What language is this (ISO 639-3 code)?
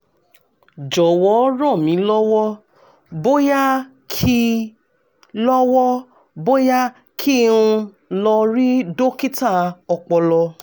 yor